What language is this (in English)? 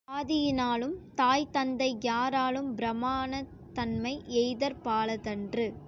Tamil